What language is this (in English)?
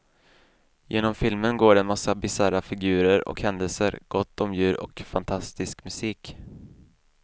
Swedish